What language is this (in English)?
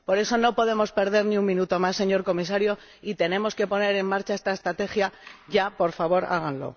Spanish